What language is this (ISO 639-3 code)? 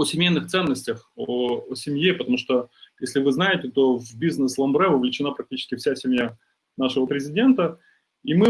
rus